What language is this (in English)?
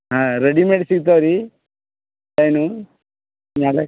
Kannada